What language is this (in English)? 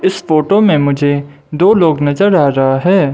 Hindi